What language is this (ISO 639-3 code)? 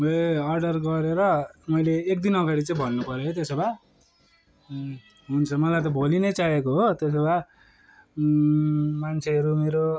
nep